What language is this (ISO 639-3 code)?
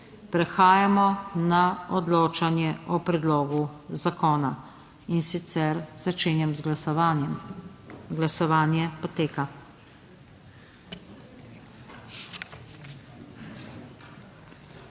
slv